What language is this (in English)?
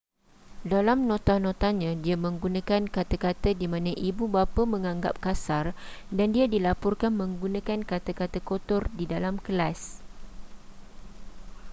Malay